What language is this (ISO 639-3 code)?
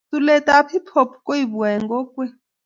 kln